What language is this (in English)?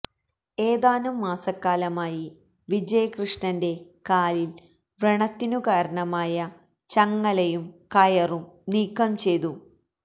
Malayalam